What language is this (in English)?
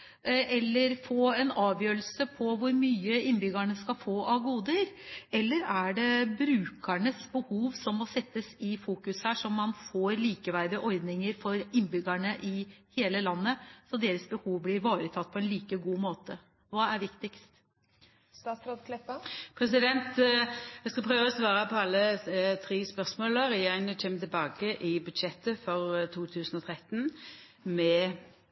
Norwegian